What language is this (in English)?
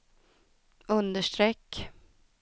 Swedish